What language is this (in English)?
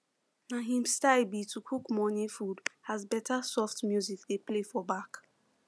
Nigerian Pidgin